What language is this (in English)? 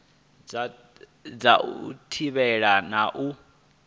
Venda